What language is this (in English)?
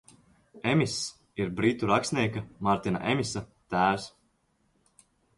Latvian